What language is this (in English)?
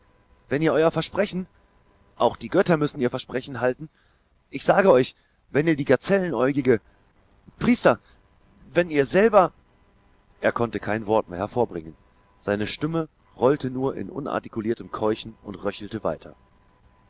German